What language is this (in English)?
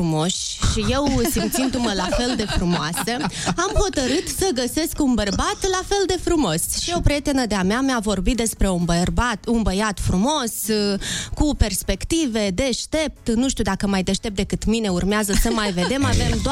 Romanian